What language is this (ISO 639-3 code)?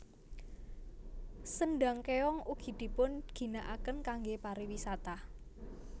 jav